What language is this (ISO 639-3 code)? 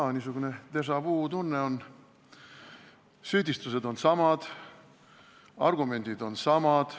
est